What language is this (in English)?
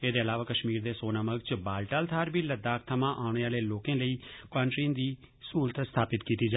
Dogri